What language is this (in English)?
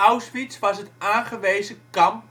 Dutch